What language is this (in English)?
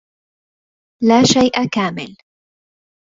Arabic